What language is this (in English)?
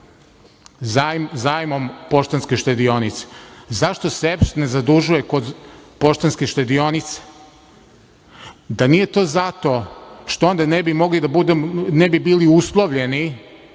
Serbian